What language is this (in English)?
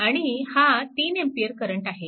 Marathi